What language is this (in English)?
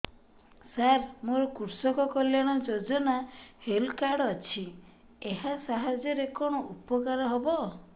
Odia